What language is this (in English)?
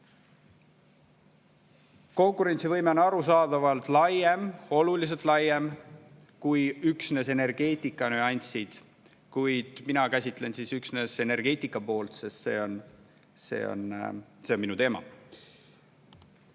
Estonian